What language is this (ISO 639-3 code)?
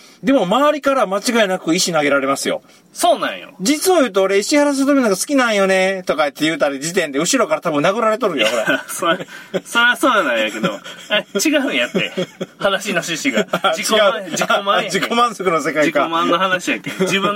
jpn